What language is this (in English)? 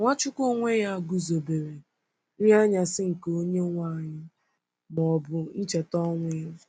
Igbo